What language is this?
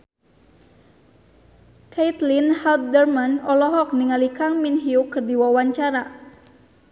Sundanese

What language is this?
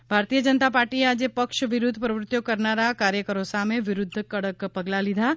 Gujarati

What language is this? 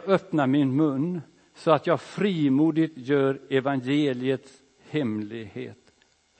Swedish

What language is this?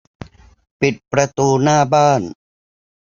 Thai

